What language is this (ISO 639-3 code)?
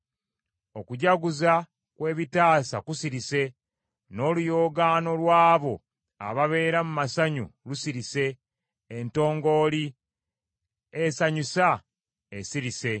lug